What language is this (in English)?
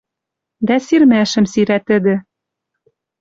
Western Mari